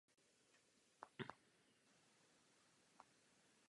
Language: Czech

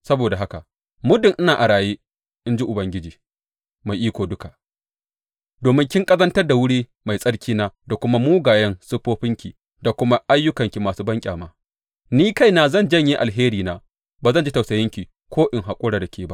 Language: Hausa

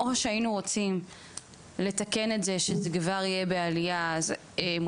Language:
Hebrew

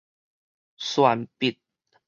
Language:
Min Nan Chinese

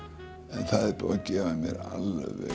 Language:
Icelandic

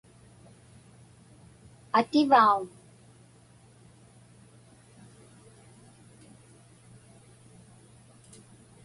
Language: Inupiaq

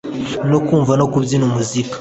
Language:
Kinyarwanda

